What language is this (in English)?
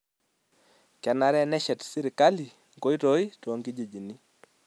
Masai